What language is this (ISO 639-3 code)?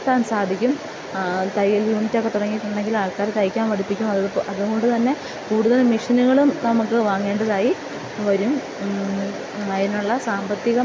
mal